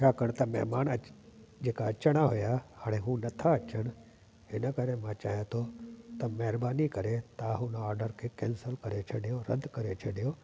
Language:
Sindhi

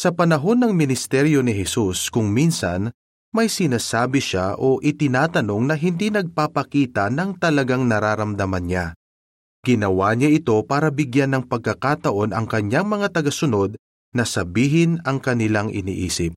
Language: Filipino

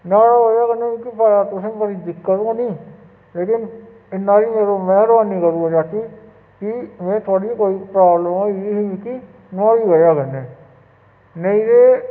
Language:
Dogri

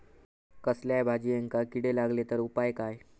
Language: Marathi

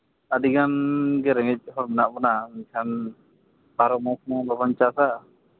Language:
Santali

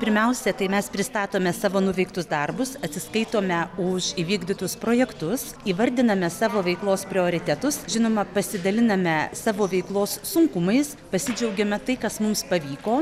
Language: Lithuanian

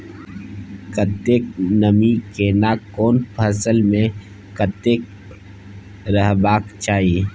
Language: Maithili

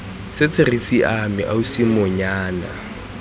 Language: Tswana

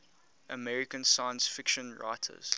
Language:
English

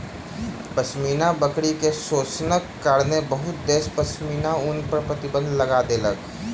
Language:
Maithili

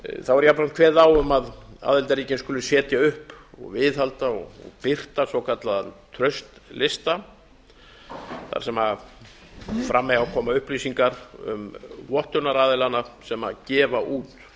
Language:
Icelandic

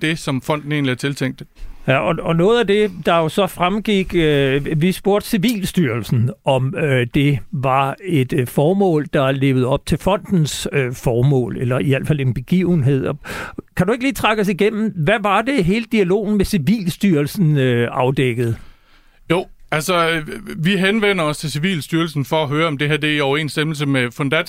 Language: Danish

